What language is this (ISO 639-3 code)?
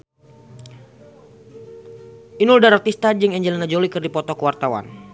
sun